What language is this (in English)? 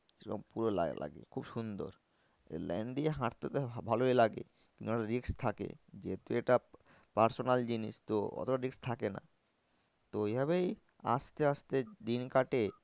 Bangla